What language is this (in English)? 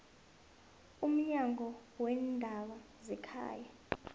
South Ndebele